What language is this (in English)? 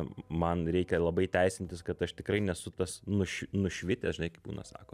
Lithuanian